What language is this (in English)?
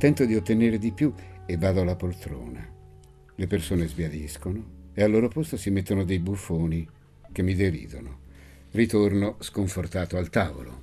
Italian